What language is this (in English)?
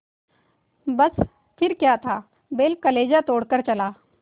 Hindi